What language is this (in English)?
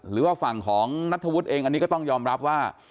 Thai